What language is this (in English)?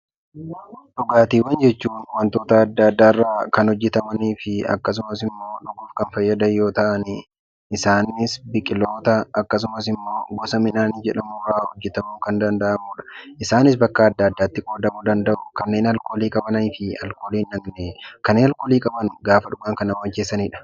Oromo